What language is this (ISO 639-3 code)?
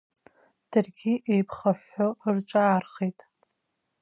abk